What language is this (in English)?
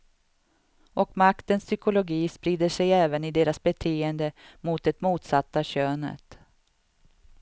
Swedish